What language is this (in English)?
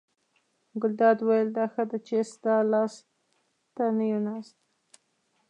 Pashto